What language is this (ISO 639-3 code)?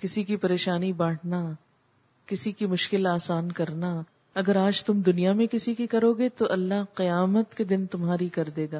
urd